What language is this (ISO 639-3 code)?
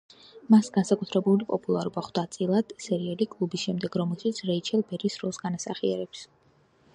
kat